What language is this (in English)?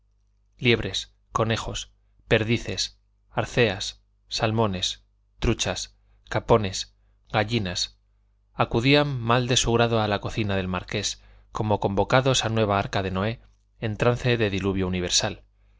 Spanish